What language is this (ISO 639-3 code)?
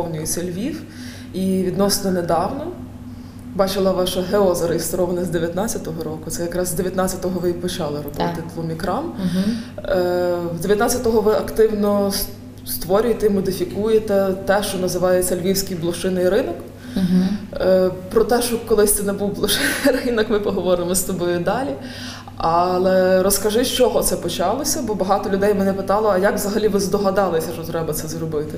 ukr